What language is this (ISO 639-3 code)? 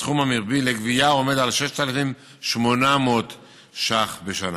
heb